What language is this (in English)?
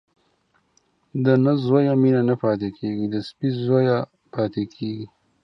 Pashto